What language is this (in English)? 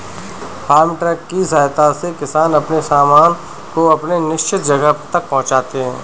Hindi